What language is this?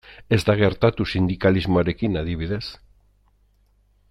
Basque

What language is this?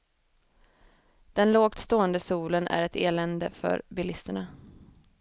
Swedish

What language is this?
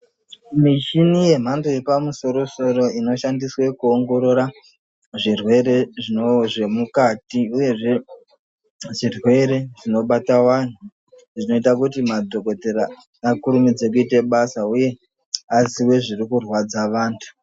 Ndau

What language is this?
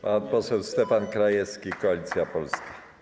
Polish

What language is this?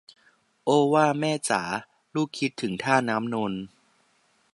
Thai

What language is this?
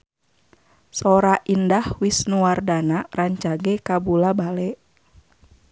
Sundanese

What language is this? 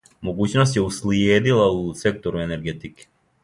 Serbian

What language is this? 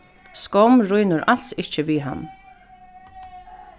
Faroese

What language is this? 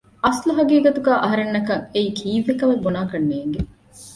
Divehi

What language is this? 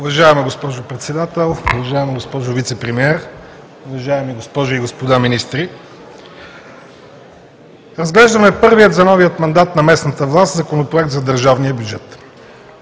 Bulgarian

